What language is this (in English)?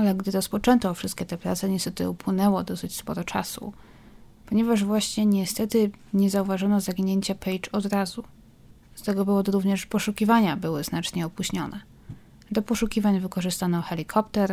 Polish